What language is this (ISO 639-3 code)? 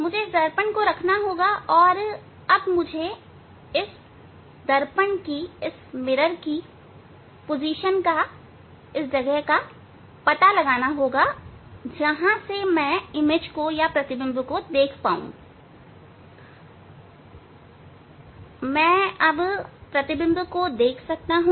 hin